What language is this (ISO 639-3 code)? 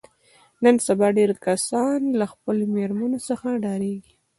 pus